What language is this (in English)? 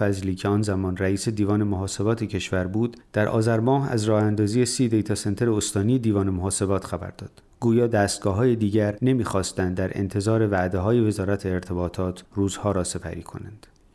Persian